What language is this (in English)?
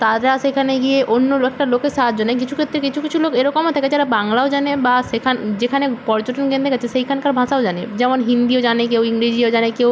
Bangla